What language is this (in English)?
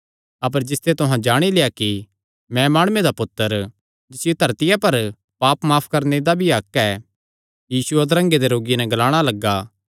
Kangri